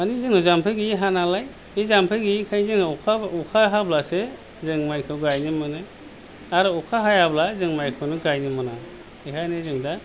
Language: Bodo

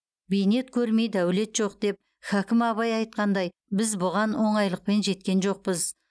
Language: Kazakh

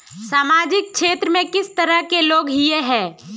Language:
Magahi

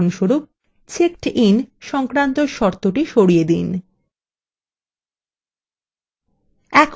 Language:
Bangla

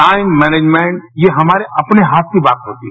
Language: Hindi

